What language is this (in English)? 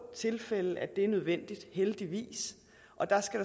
Danish